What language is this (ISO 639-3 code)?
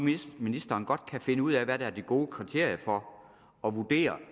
dan